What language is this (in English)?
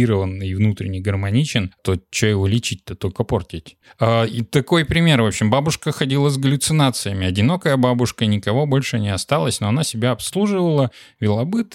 Russian